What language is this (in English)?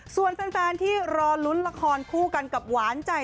Thai